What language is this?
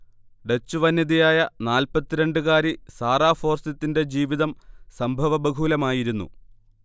Malayalam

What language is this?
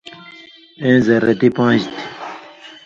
Indus Kohistani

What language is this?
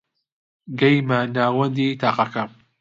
Central Kurdish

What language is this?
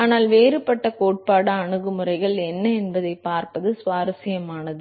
Tamil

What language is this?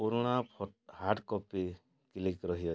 Odia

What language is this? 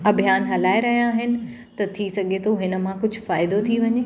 Sindhi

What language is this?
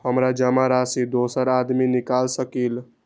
Magahi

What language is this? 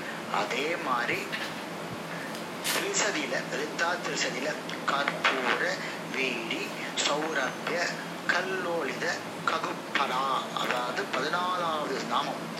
Tamil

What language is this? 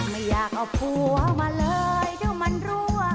Thai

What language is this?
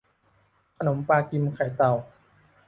Thai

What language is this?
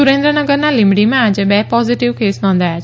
Gujarati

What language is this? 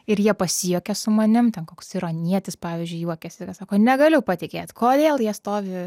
Lithuanian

